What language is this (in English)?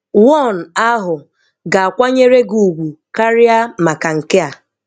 Igbo